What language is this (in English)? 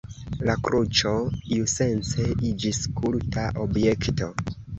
Esperanto